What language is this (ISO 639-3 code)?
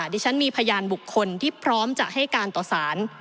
tha